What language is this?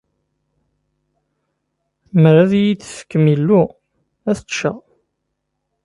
Kabyle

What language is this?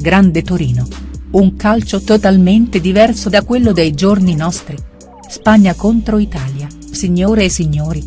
Italian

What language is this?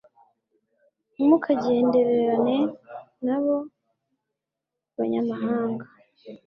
Kinyarwanda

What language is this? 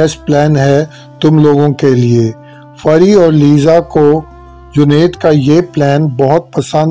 Hindi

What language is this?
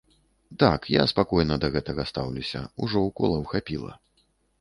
Belarusian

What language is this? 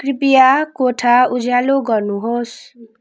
Nepali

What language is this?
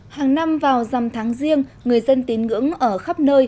Vietnamese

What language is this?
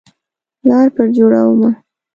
Pashto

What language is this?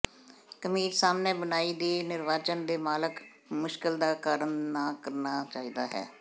Punjabi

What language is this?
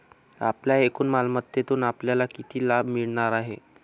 Marathi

